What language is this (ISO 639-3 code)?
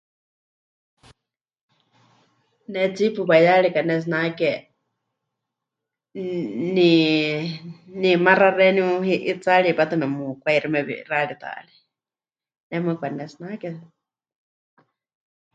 hch